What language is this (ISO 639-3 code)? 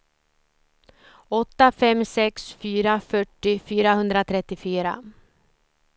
swe